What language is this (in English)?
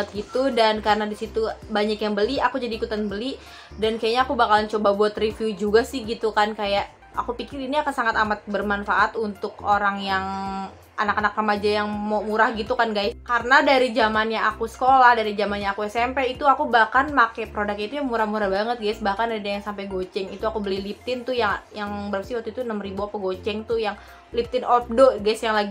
Indonesian